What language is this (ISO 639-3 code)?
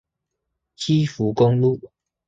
zho